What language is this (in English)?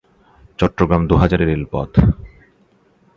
Bangla